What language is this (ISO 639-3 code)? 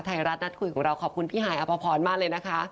tha